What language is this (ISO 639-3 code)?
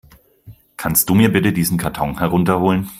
deu